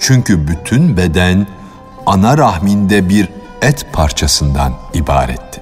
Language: Turkish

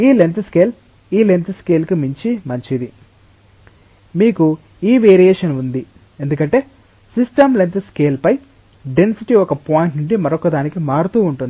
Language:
Telugu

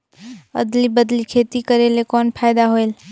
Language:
Chhattisgarhi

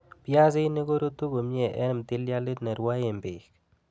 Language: Kalenjin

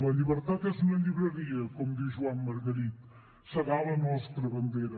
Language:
Catalan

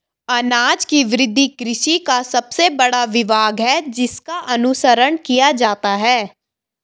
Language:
Hindi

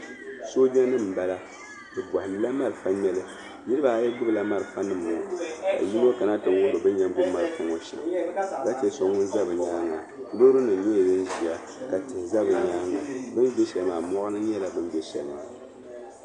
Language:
Dagbani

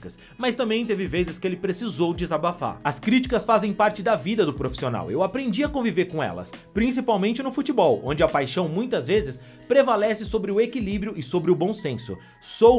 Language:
Portuguese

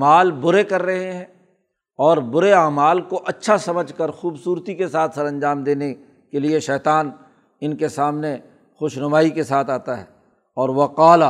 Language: Urdu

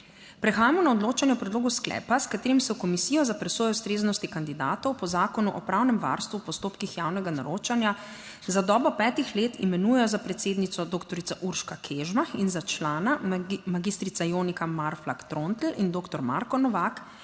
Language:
Slovenian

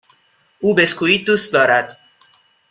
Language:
Persian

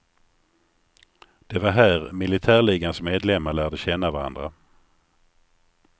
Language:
Swedish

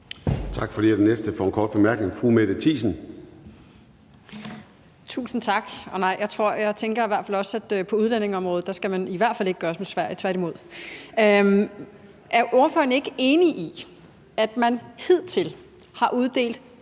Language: Danish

